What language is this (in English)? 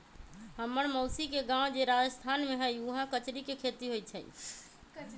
Magahi